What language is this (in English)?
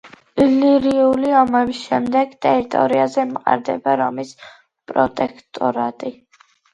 Georgian